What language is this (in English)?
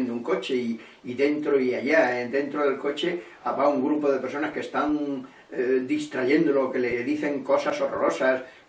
Spanish